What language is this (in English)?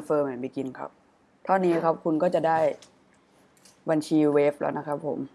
Thai